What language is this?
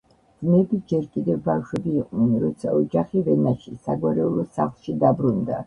Georgian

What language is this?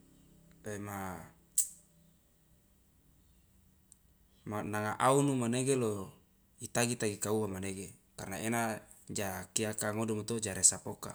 Loloda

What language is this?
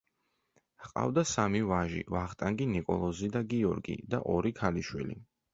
Georgian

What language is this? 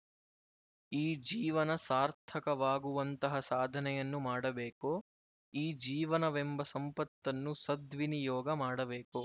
Kannada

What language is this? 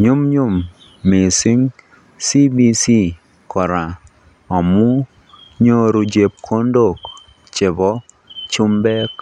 Kalenjin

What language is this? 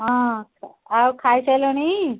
Odia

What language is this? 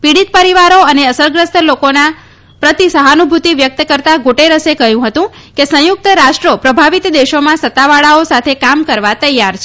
Gujarati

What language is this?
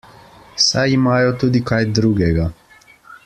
Slovenian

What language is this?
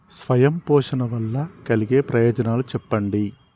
Telugu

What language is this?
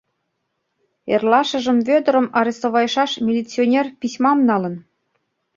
Mari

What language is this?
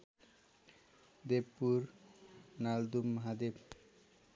Nepali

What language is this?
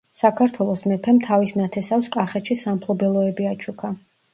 Georgian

